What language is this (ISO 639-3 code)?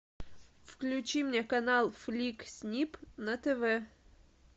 rus